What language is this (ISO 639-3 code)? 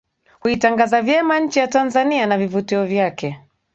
swa